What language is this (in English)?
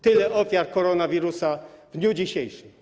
Polish